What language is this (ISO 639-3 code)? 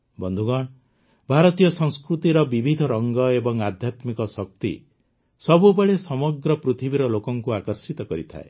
ori